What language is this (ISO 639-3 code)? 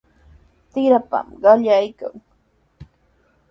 qws